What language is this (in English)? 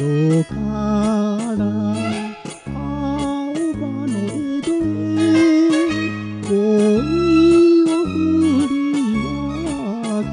Thai